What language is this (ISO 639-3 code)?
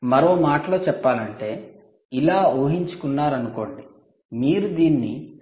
tel